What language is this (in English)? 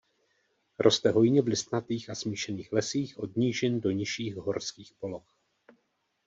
Czech